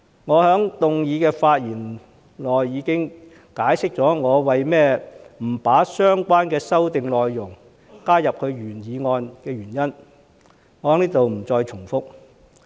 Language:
Cantonese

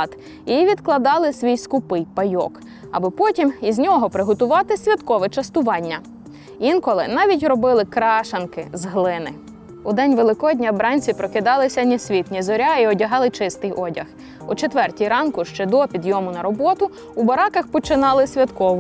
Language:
Ukrainian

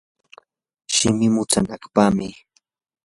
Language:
Yanahuanca Pasco Quechua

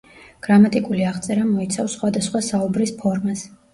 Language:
Georgian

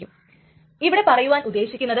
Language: Malayalam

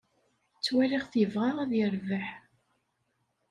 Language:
Kabyle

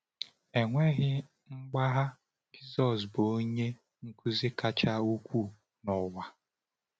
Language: Igbo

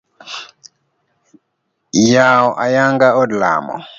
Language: Luo (Kenya and Tanzania)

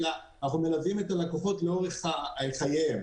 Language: Hebrew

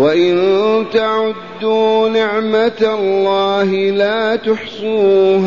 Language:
Arabic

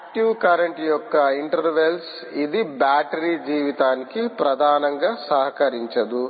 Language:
Telugu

